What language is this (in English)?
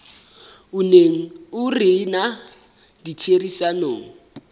Southern Sotho